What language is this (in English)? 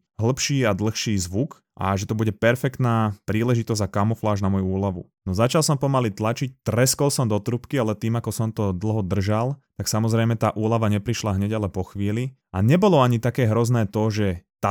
Slovak